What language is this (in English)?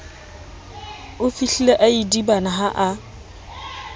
Southern Sotho